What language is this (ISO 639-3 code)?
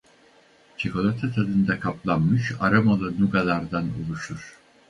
tur